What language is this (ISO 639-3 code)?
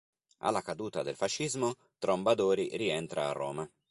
ita